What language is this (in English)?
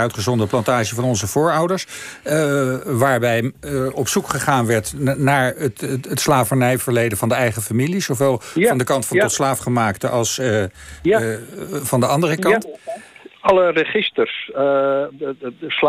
Dutch